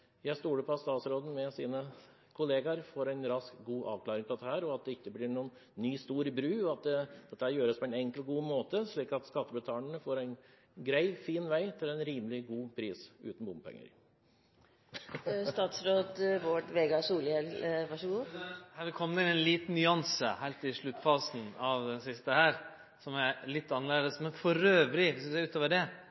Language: Norwegian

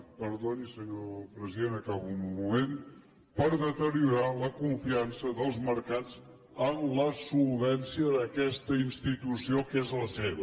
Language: Catalan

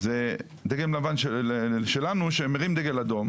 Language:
Hebrew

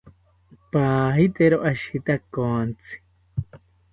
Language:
South Ucayali Ashéninka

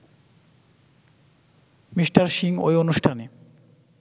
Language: Bangla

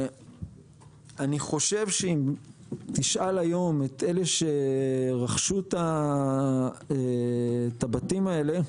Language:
Hebrew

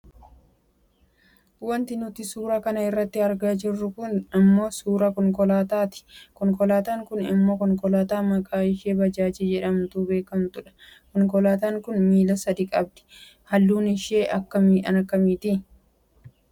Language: Oromo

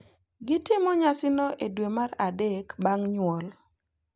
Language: Luo (Kenya and Tanzania)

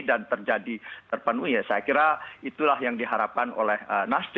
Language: Indonesian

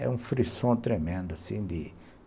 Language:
Portuguese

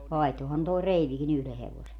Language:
Finnish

